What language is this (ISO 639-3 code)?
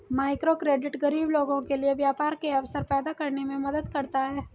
hin